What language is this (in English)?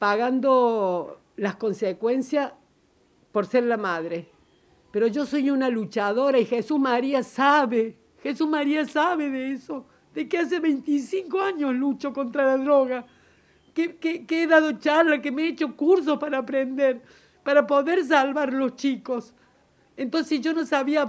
Spanish